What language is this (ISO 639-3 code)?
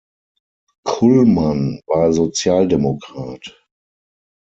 deu